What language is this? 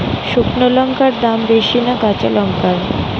Bangla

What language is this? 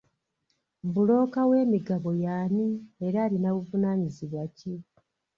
Ganda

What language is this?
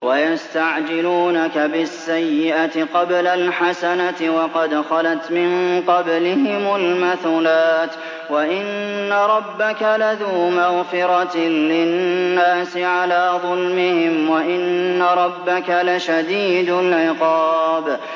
Arabic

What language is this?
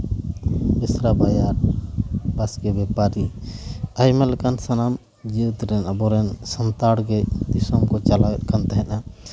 Santali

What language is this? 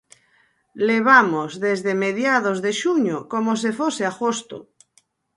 Galician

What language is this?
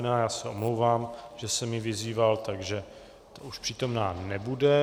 Czech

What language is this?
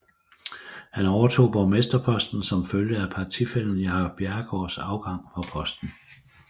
Danish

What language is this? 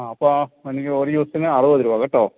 Malayalam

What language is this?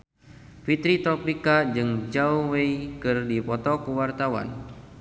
Sundanese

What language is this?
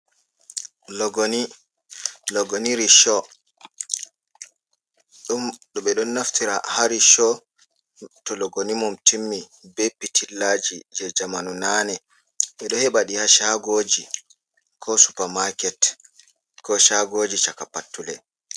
Fula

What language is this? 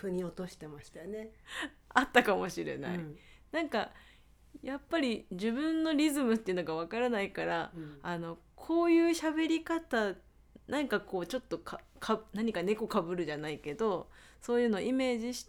Japanese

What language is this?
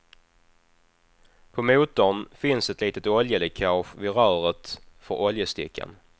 Swedish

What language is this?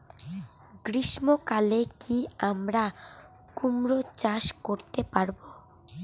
Bangla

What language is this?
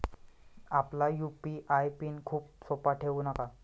Marathi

